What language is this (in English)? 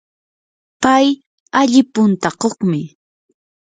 Yanahuanca Pasco Quechua